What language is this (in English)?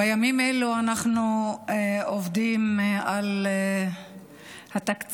Hebrew